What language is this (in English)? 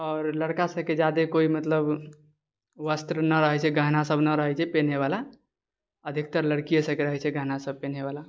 Maithili